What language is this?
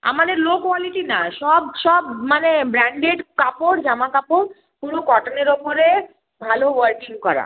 Bangla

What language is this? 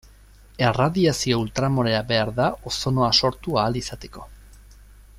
Basque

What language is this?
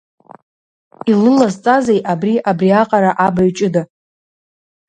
Abkhazian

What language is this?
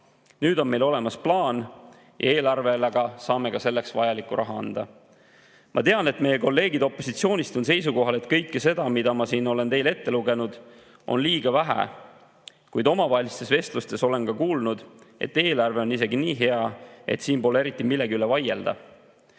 Estonian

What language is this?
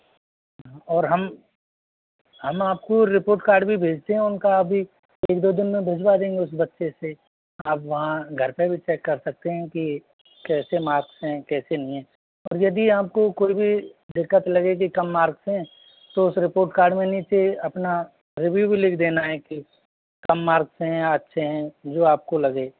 Hindi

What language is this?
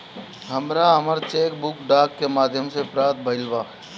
Bhojpuri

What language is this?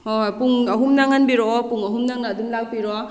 Manipuri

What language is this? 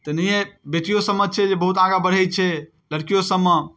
Maithili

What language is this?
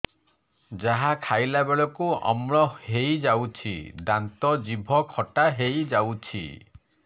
Odia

